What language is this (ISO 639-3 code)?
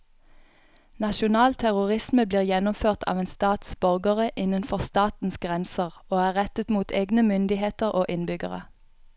nor